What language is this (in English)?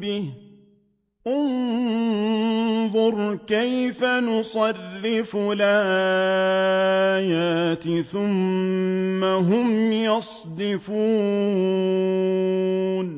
Arabic